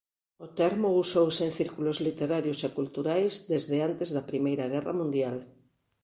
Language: Galician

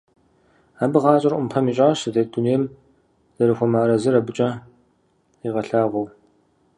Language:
Kabardian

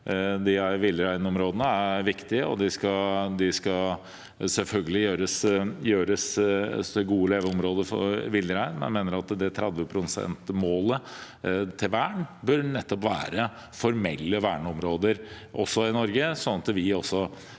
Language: Norwegian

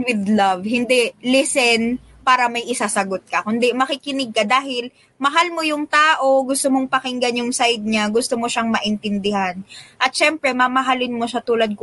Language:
Filipino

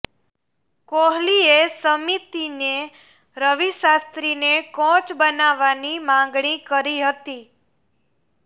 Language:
Gujarati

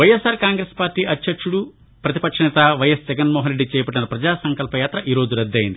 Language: Telugu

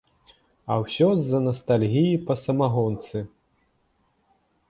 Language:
Belarusian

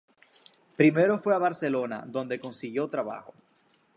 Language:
Spanish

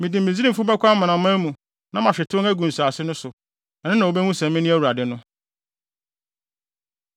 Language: Akan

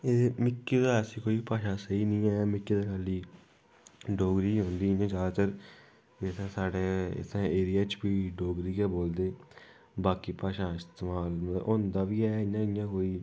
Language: Dogri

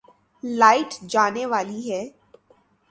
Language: Urdu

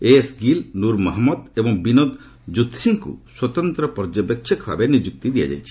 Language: Odia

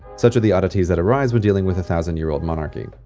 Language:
English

